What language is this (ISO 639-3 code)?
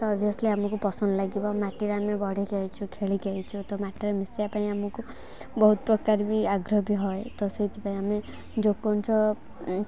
ori